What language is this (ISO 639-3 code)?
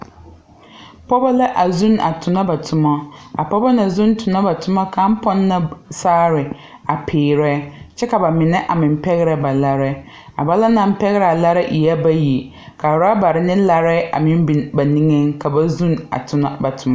dga